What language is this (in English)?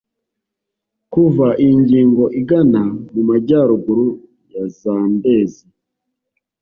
Kinyarwanda